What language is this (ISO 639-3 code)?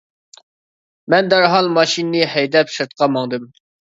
uig